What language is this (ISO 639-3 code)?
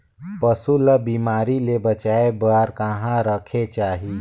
hne